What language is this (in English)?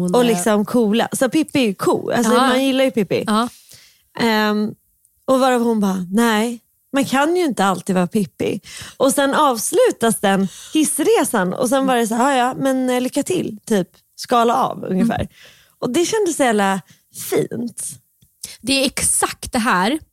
Swedish